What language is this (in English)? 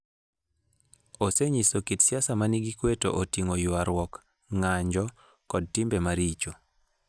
Luo (Kenya and Tanzania)